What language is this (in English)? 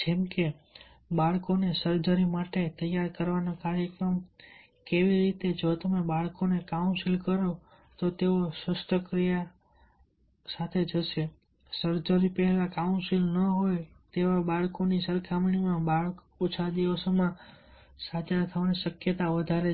Gujarati